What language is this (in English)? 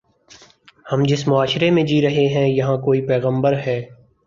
Urdu